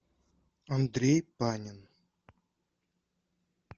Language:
Russian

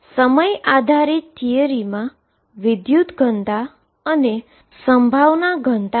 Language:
Gujarati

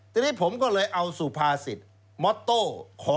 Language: Thai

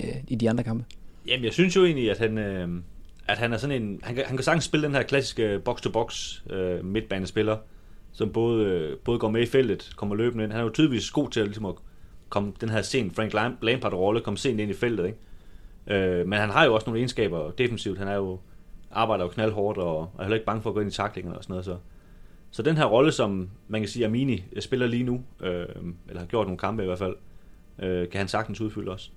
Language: Danish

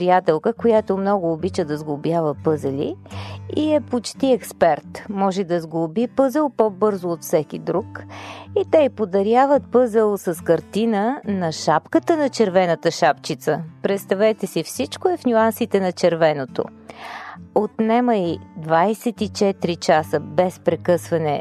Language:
Bulgarian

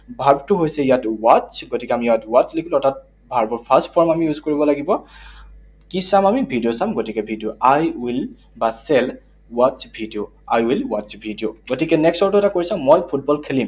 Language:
Assamese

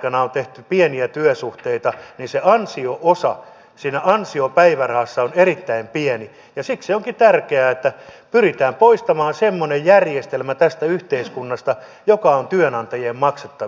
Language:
Finnish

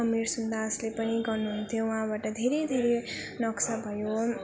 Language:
Nepali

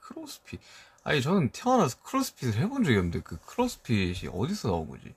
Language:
Korean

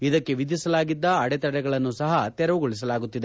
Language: Kannada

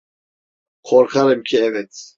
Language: Turkish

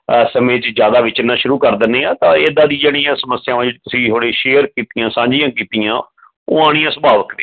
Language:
Punjabi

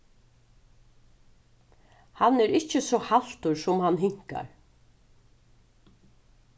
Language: Faroese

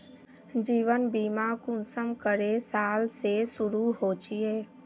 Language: Magahi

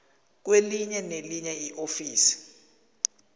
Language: South Ndebele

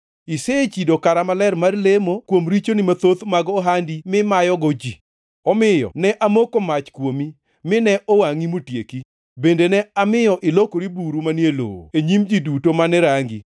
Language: Luo (Kenya and Tanzania)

